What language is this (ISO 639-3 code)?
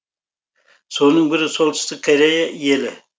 kaz